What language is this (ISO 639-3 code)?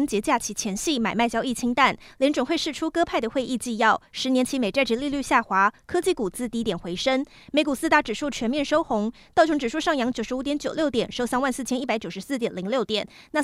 zho